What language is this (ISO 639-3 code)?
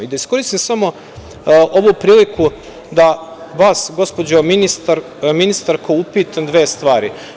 srp